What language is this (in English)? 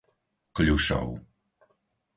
Slovak